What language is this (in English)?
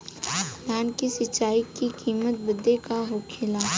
Bhojpuri